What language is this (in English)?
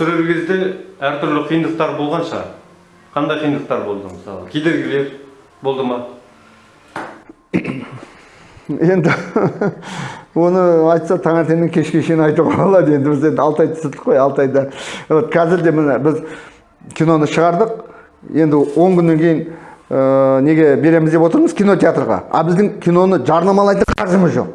Turkish